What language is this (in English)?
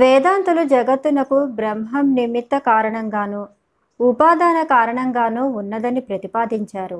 Telugu